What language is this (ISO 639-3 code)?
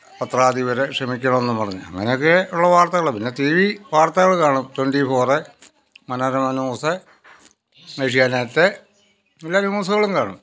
mal